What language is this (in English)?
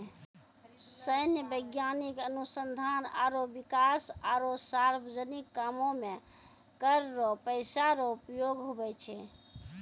Maithili